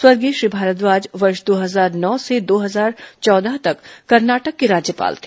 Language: Hindi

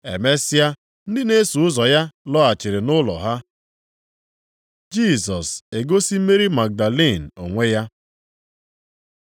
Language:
Igbo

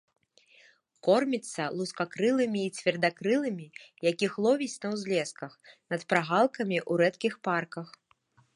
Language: Belarusian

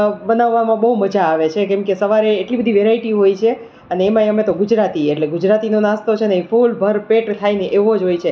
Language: Gujarati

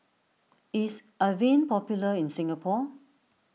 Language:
English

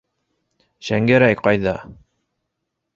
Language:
Bashkir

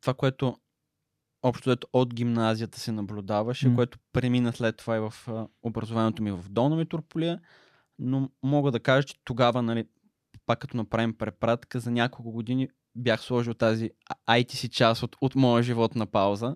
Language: Bulgarian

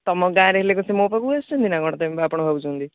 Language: Odia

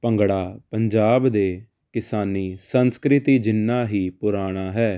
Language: Punjabi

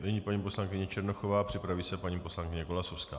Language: Czech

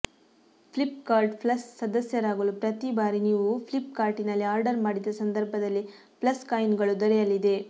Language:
Kannada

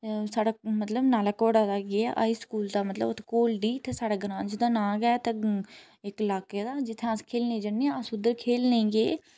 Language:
Dogri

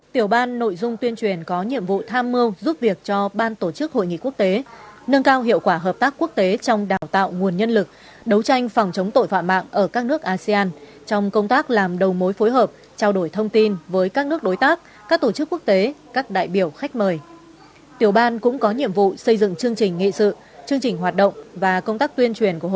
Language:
Vietnamese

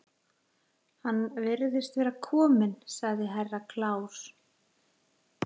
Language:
Icelandic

